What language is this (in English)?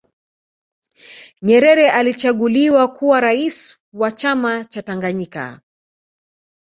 Swahili